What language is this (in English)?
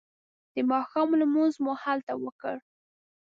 Pashto